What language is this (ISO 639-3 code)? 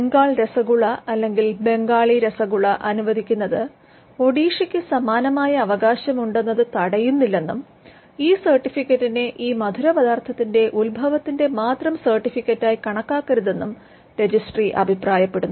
mal